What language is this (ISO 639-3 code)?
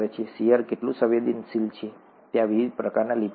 guj